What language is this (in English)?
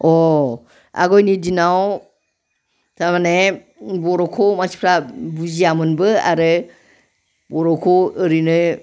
Bodo